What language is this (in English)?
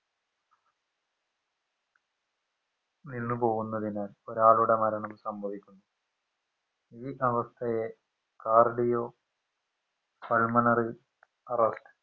Malayalam